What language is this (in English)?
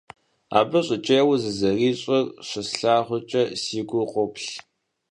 Kabardian